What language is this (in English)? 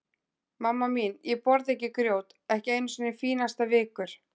Icelandic